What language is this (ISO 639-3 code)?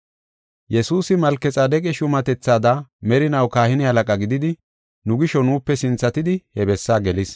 gof